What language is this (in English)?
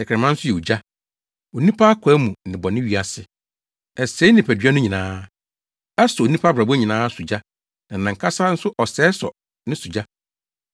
Akan